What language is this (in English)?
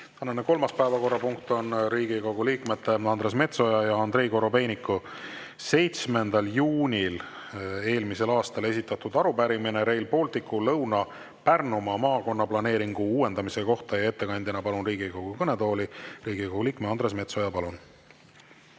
Estonian